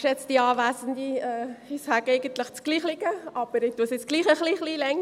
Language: Swiss German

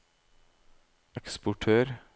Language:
Norwegian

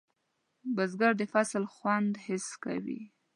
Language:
Pashto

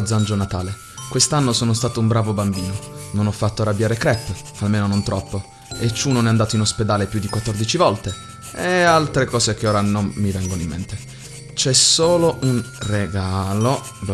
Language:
Italian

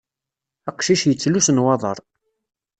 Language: Kabyle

